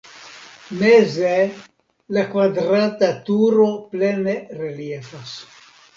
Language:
Esperanto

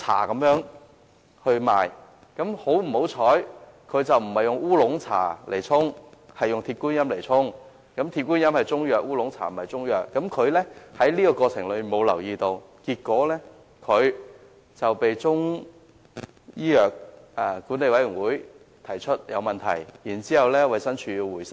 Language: Cantonese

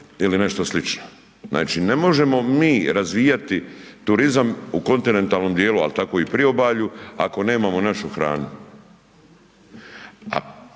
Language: Croatian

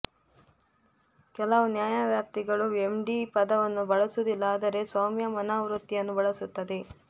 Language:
Kannada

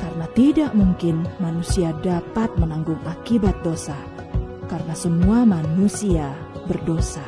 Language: Indonesian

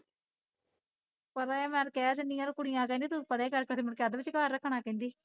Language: Punjabi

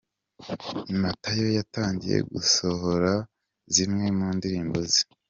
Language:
Kinyarwanda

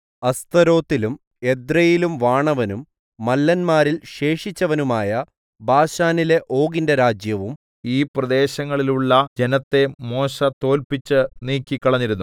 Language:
Malayalam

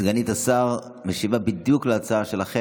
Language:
Hebrew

